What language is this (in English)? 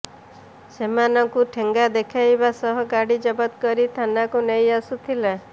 Odia